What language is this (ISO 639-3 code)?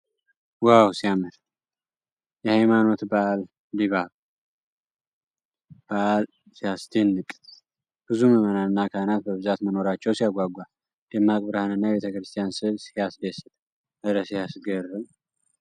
amh